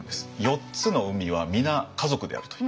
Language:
Japanese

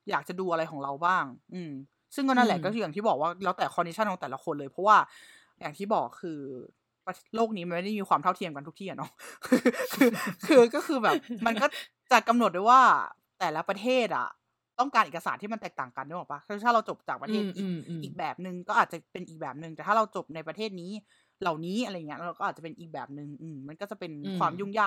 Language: Thai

